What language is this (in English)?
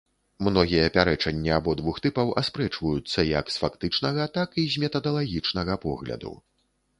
Belarusian